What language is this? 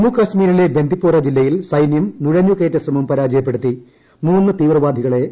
Malayalam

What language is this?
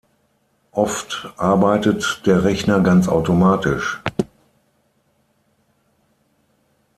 German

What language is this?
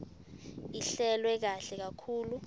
Swati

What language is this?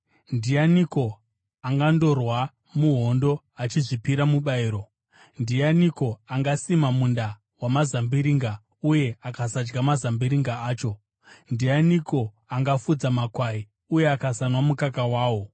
Shona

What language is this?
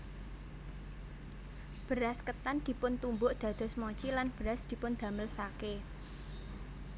Javanese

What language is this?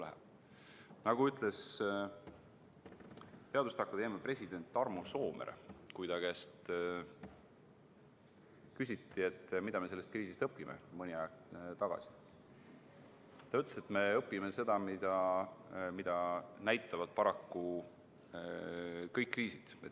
Estonian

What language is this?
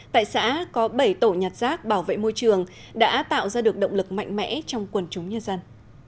Vietnamese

